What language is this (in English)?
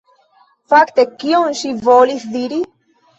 Esperanto